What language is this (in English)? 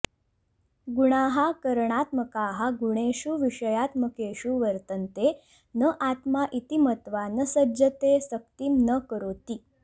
Sanskrit